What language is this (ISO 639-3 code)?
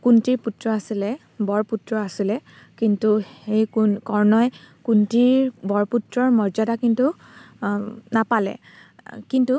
asm